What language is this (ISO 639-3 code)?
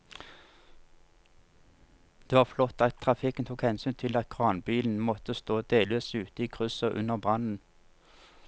nor